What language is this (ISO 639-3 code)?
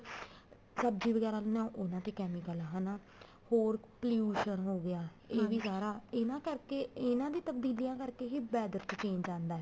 pan